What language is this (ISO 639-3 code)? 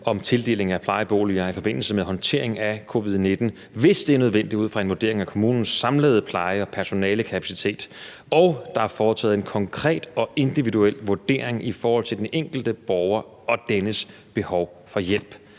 dan